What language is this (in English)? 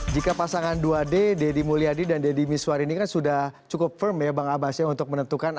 Indonesian